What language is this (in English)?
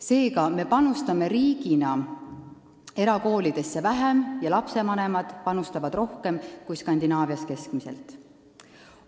Estonian